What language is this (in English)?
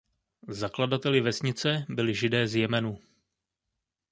Czech